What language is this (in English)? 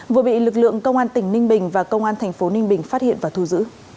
Vietnamese